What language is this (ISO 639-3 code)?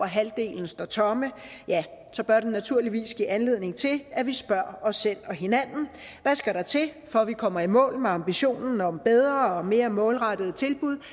dan